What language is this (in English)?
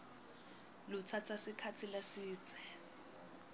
Swati